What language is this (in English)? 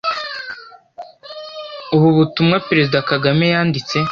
Kinyarwanda